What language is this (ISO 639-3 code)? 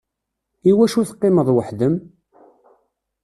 kab